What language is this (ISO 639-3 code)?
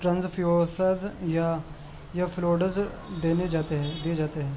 urd